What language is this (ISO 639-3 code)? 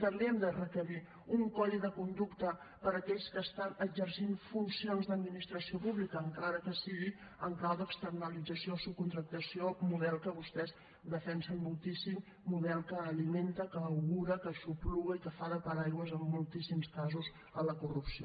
cat